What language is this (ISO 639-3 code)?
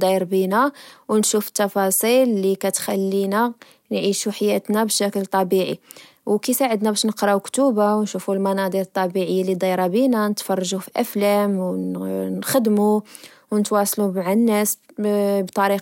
ary